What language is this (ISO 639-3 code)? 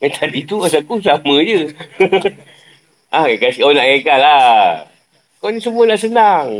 msa